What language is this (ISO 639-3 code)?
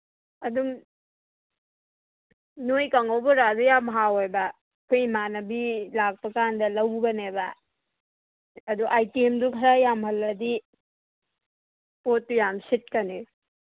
mni